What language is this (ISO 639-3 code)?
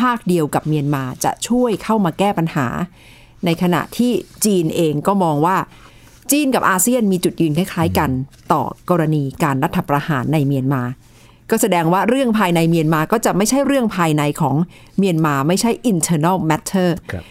tha